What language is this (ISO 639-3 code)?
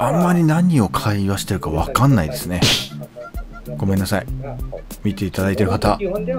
jpn